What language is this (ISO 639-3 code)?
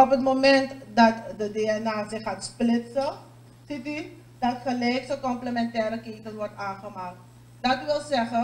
nld